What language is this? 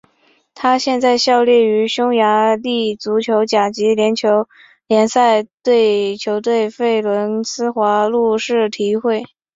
Chinese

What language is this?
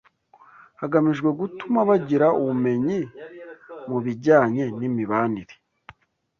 Kinyarwanda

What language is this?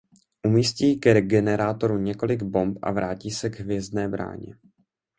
Czech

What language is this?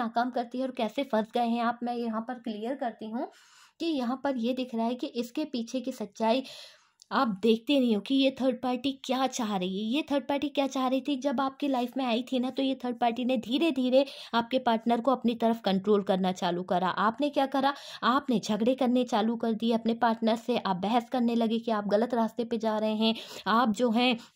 Hindi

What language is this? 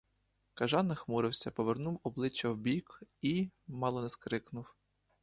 Ukrainian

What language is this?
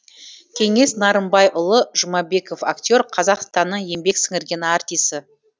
Kazakh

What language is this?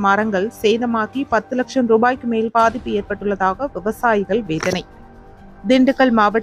Tamil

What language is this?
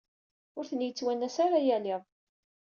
Kabyle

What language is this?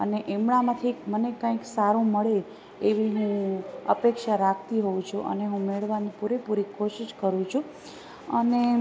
Gujarati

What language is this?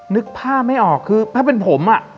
Thai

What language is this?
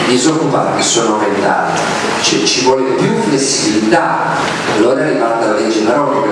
Italian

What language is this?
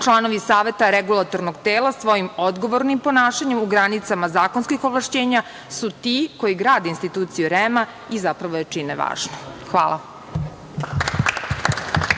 Serbian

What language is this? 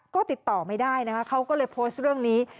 Thai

